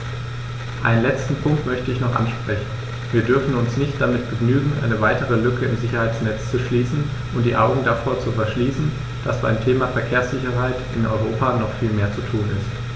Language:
German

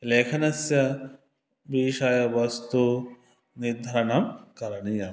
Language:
Sanskrit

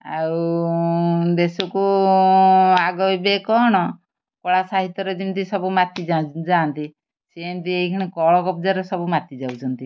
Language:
Odia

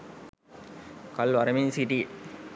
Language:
Sinhala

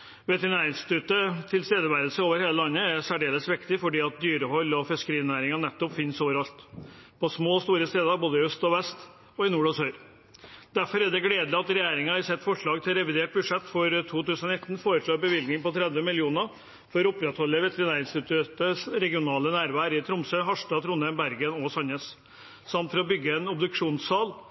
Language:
Norwegian Bokmål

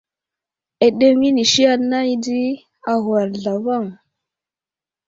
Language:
Wuzlam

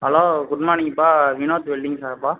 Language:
Tamil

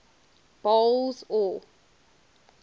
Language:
English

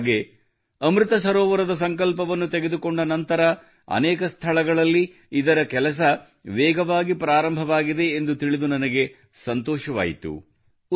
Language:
Kannada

